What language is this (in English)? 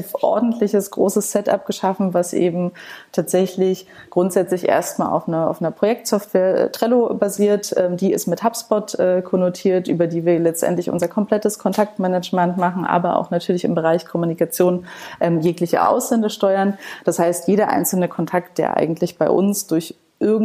German